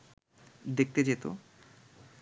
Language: Bangla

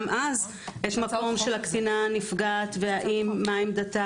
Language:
Hebrew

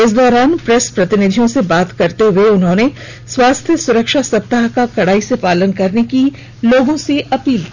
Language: Hindi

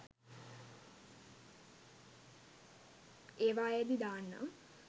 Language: Sinhala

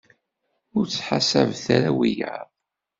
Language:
Kabyle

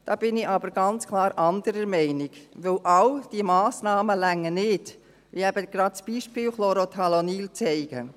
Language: Swiss German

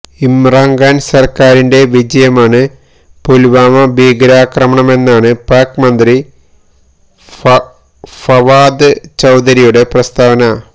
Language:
Malayalam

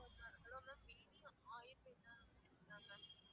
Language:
Tamil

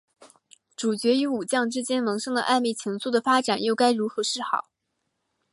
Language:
Chinese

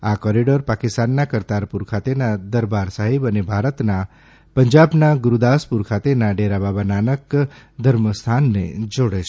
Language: Gujarati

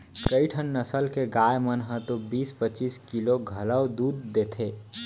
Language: Chhattisgarhi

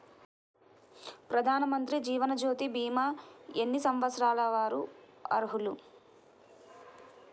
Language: Telugu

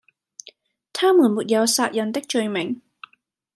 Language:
Cantonese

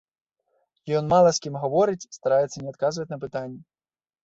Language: Belarusian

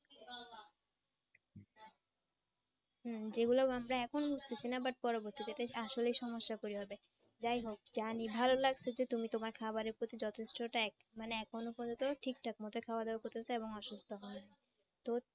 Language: Bangla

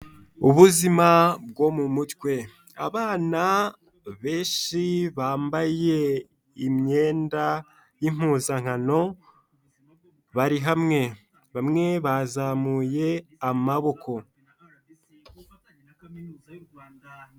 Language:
Kinyarwanda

